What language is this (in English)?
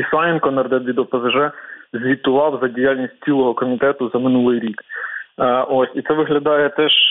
Ukrainian